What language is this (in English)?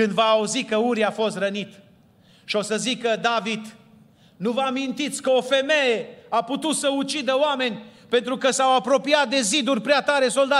Romanian